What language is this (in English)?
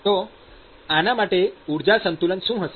Gujarati